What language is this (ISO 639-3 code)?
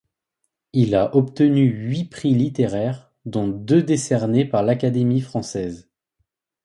fra